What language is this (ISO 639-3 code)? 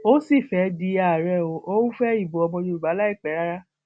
yor